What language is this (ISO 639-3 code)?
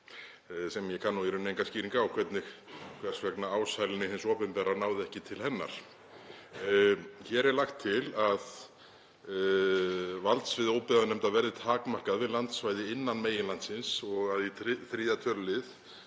isl